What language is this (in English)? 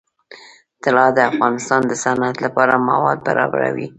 Pashto